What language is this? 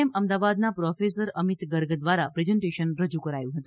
Gujarati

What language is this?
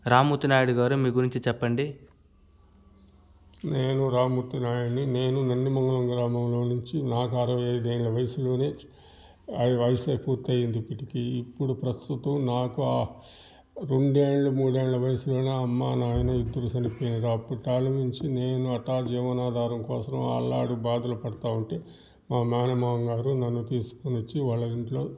Telugu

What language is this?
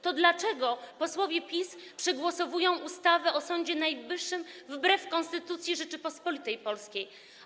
Polish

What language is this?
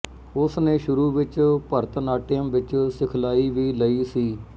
Punjabi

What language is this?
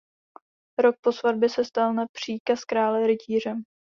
Czech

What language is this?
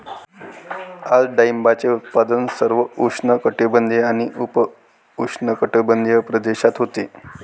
Marathi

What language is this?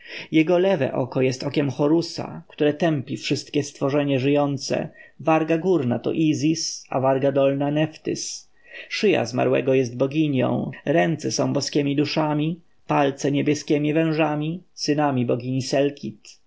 Polish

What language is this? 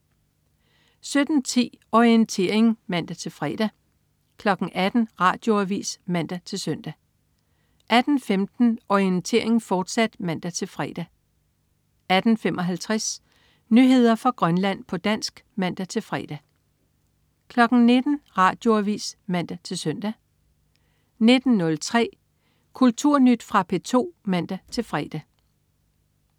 Danish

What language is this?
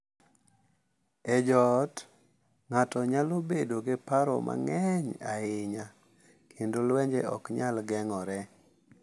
Luo (Kenya and Tanzania)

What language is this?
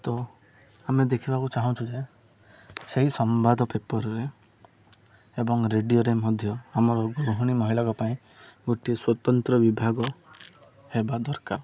Odia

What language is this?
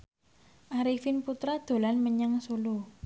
Javanese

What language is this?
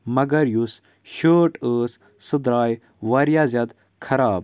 Kashmiri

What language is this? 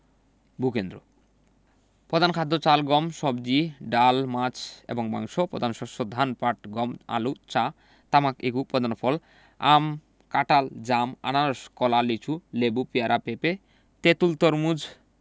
Bangla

